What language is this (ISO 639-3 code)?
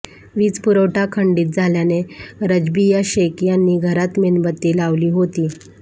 mar